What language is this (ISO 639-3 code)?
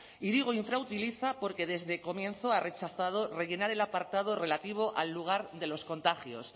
spa